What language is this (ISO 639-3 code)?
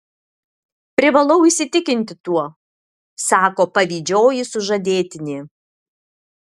lit